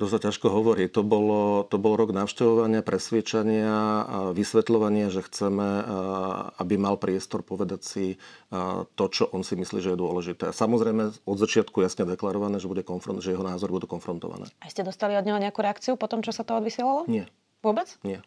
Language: Slovak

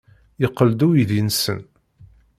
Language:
Kabyle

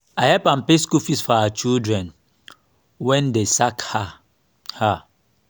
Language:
Nigerian Pidgin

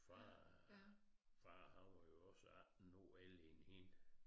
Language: Danish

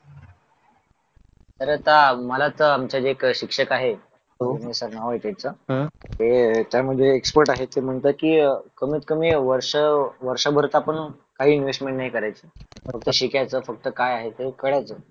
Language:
Marathi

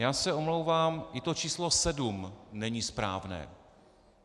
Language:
Czech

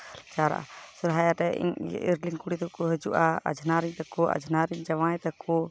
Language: Santali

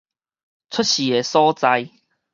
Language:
Min Nan Chinese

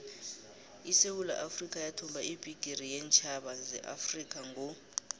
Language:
South Ndebele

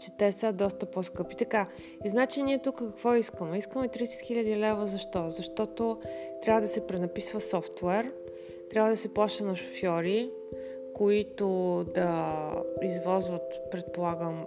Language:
Bulgarian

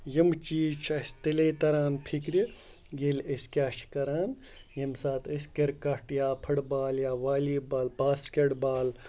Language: Kashmiri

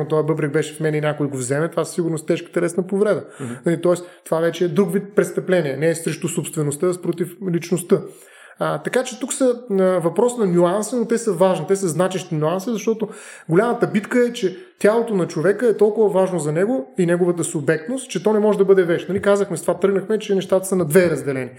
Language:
Bulgarian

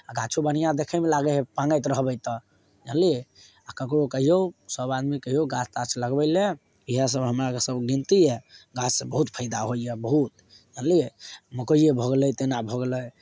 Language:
Maithili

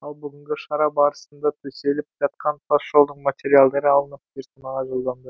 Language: Kazakh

